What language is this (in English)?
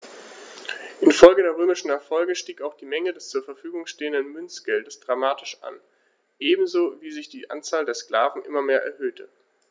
German